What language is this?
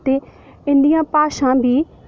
Dogri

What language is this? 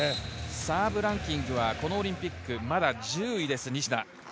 Japanese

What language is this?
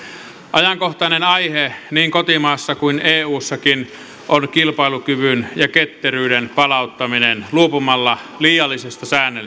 Finnish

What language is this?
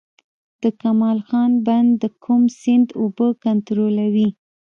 Pashto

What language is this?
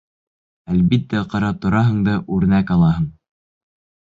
Bashkir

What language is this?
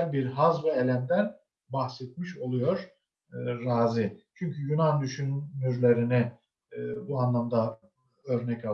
Turkish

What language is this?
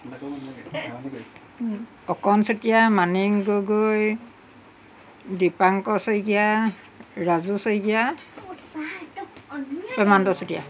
Assamese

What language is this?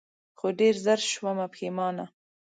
Pashto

